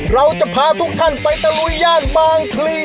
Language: Thai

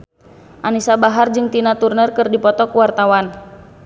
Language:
Sundanese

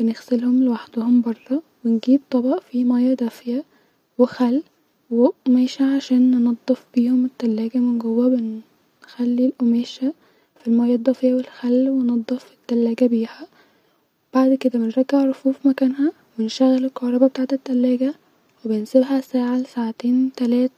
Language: Egyptian Arabic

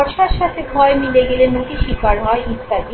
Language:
Bangla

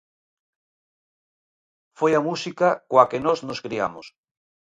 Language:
Galician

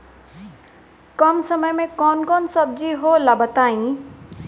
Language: Bhojpuri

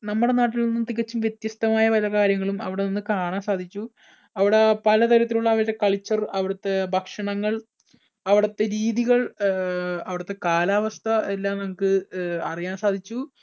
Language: Malayalam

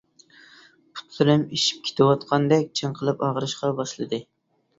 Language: Uyghur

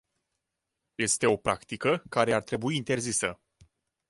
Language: Romanian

